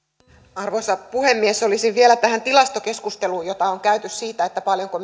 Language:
Finnish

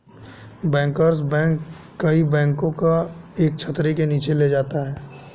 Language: Hindi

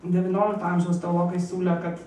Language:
Lithuanian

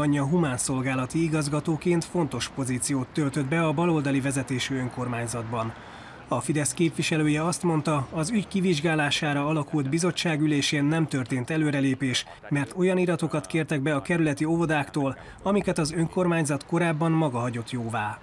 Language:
Hungarian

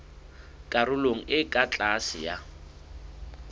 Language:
Southern Sotho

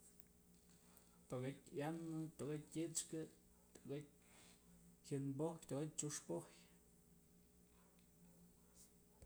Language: Mazatlán Mixe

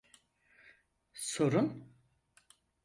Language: Turkish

